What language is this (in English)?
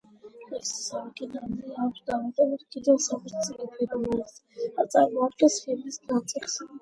Georgian